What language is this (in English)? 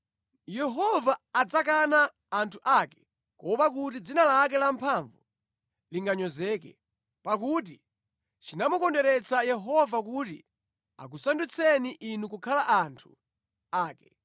Nyanja